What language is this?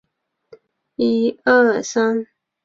Chinese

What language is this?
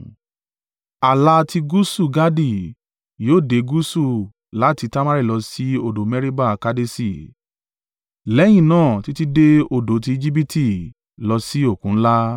Yoruba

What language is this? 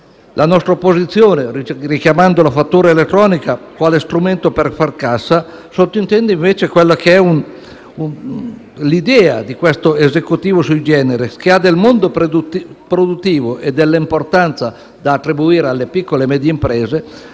Italian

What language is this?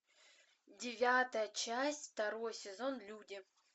Russian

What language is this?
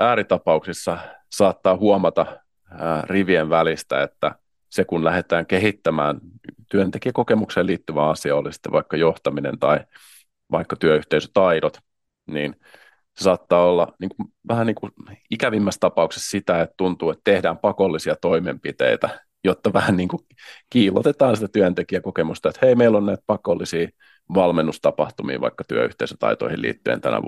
Finnish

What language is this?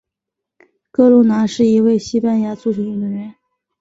Chinese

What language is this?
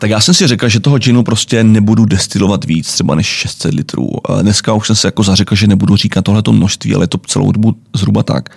Czech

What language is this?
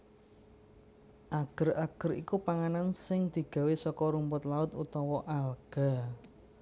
Javanese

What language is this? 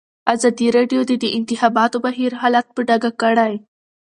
Pashto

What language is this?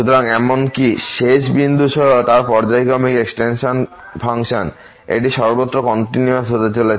Bangla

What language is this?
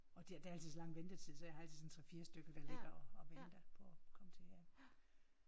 Danish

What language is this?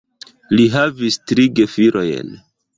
Esperanto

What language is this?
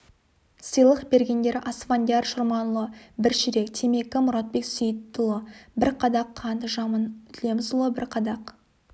Kazakh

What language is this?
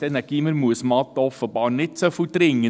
Swiss German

